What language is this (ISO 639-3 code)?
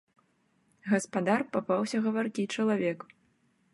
bel